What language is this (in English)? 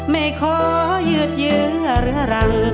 Thai